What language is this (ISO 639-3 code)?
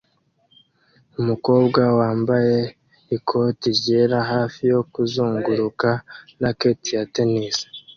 kin